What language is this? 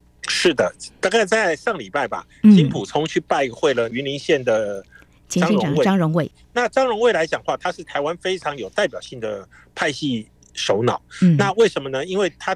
Chinese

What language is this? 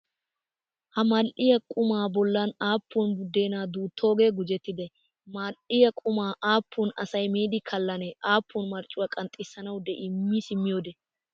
Wolaytta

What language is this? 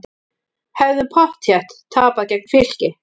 Icelandic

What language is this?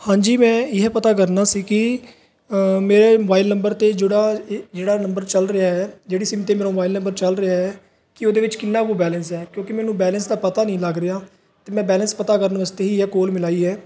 Punjabi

